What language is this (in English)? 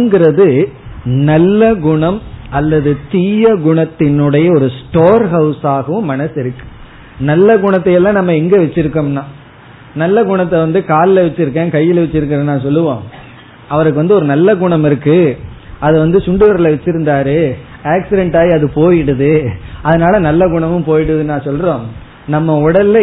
Tamil